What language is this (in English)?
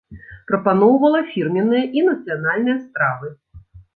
Belarusian